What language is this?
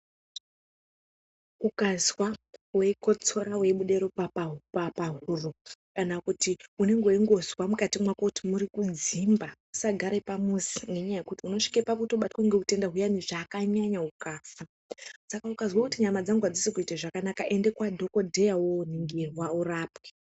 Ndau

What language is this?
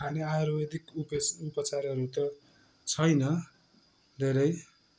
Nepali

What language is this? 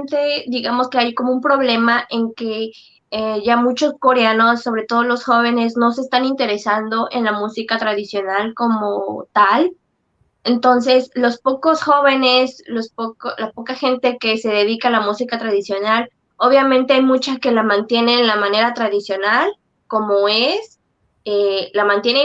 Spanish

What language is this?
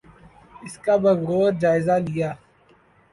Urdu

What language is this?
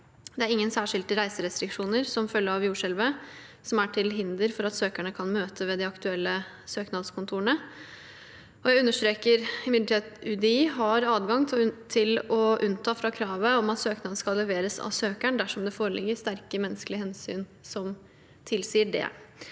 Norwegian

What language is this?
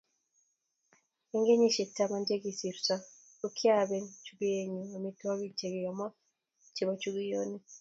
Kalenjin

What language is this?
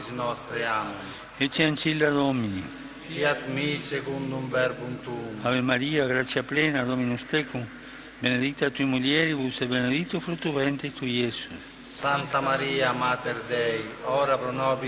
Slovak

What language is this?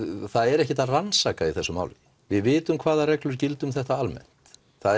Icelandic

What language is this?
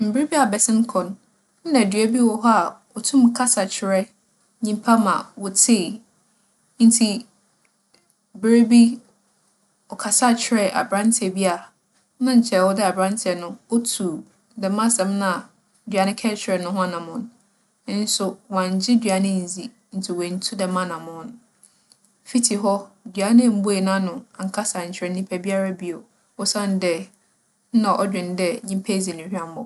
Akan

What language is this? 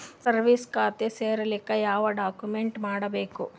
Kannada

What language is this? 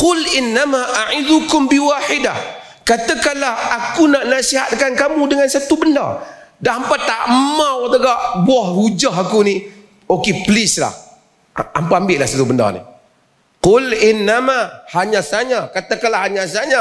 Malay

